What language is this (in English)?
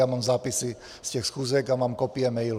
Czech